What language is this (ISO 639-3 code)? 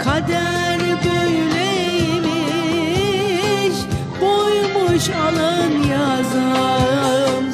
tur